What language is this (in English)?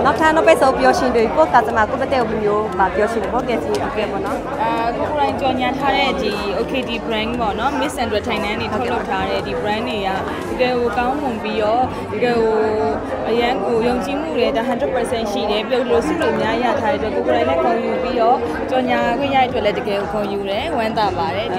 Thai